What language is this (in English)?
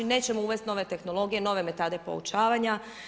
Croatian